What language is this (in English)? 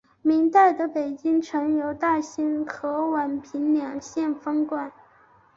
Chinese